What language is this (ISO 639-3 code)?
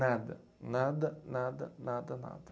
por